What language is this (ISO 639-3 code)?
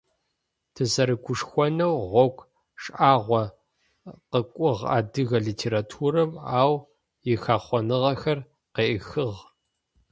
ady